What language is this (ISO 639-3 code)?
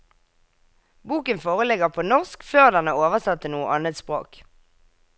nor